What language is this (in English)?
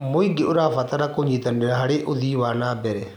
Kikuyu